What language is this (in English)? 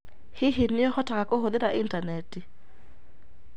Kikuyu